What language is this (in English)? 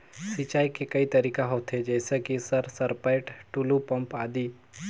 Chhattisgarhi